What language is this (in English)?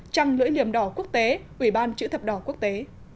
Vietnamese